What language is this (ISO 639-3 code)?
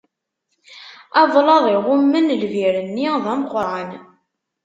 kab